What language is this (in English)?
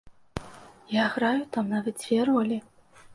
Belarusian